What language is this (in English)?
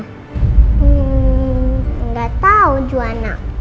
Indonesian